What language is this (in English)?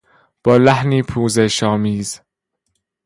Persian